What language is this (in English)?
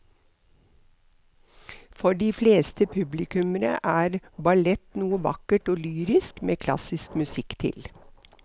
Norwegian